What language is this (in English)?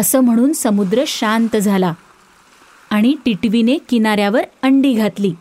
Marathi